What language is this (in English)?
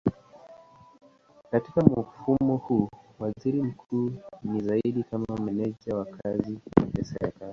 Swahili